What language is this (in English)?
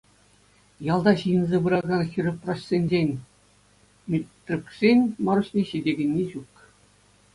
Chuvash